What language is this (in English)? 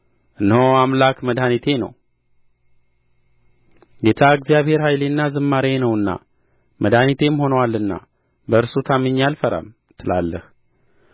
Amharic